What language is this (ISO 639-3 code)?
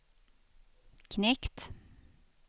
swe